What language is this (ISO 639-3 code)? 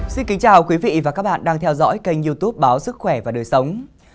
vie